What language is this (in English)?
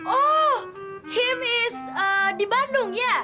Indonesian